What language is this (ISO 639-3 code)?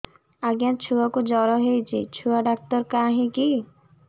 ori